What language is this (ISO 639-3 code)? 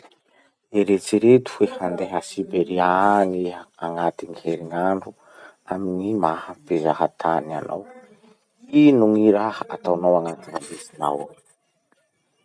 msh